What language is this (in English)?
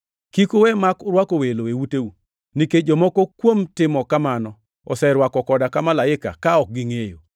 Luo (Kenya and Tanzania)